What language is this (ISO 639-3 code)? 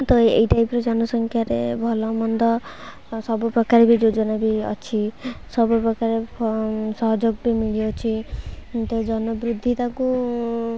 ori